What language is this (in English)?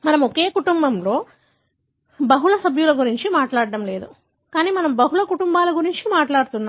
Telugu